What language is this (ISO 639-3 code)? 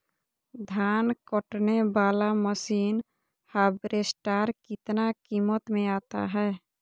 mag